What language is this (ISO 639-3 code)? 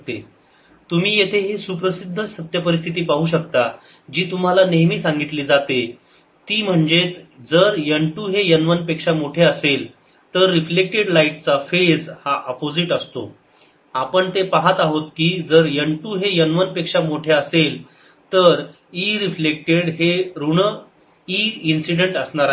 mar